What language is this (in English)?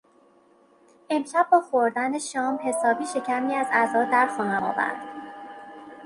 Persian